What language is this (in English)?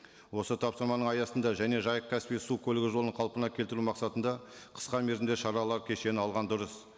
Kazakh